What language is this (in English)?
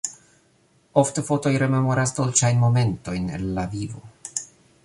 Esperanto